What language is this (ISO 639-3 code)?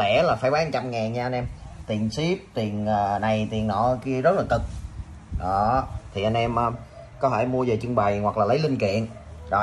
vie